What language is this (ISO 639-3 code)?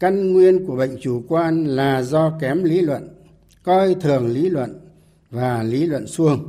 vie